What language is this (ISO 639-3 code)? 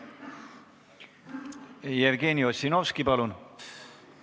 est